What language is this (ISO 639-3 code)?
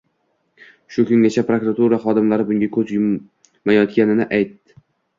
uzb